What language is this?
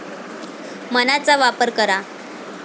Marathi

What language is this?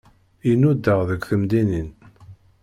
Kabyle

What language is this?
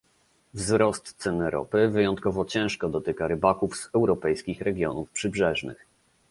Polish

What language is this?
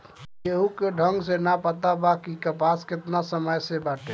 Bhojpuri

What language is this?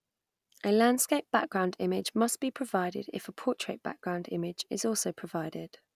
English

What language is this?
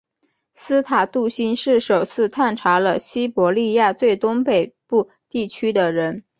Chinese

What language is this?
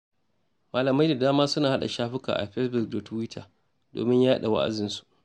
Hausa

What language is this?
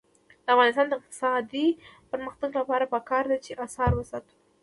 Pashto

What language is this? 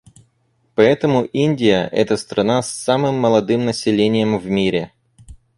Russian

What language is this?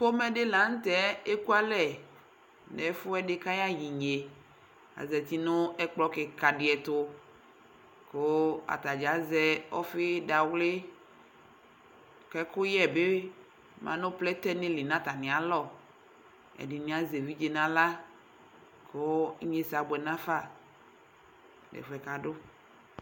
Ikposo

